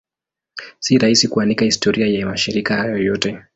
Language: Swahili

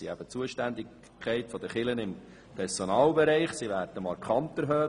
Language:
Swiss German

